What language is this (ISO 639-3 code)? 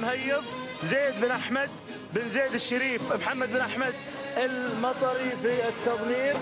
ara